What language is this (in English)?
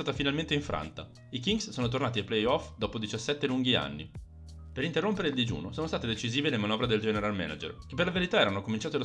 Italian